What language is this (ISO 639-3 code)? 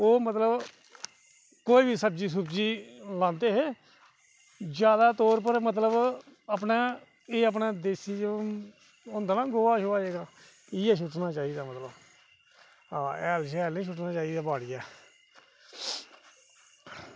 doi